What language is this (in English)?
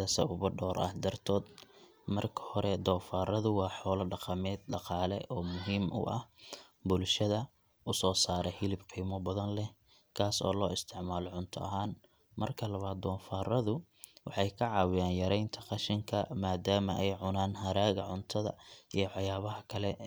Somali